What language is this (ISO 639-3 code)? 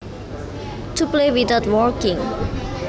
jav